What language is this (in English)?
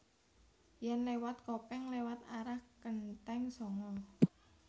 Javanese